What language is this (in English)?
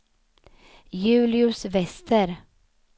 Swedish